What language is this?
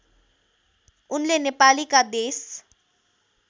Nepali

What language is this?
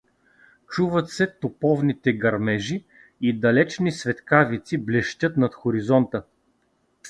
Bulgarian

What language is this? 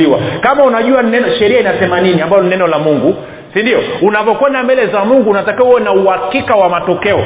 Swahili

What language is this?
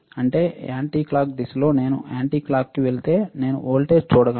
Telugu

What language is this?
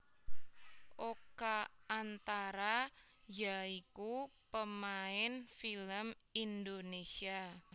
Javanese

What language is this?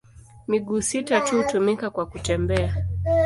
Swahili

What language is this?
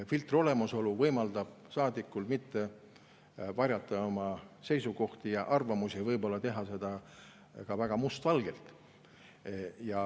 Estonian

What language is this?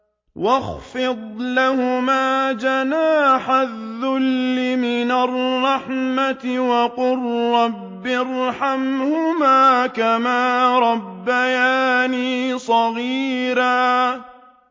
Arabic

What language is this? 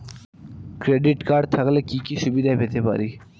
Bangla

